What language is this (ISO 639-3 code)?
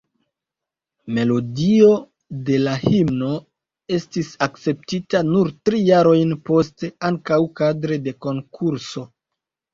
epo